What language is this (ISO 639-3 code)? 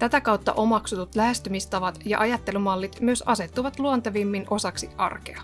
fin